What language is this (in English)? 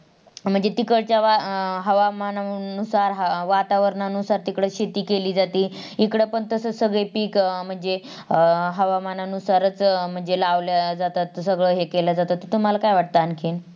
Marathi